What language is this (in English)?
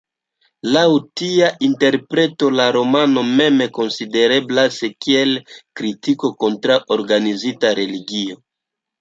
Esperanto